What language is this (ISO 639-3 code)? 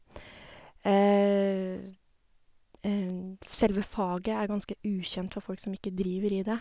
nor